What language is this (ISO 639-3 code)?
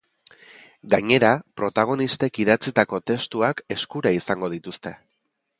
eus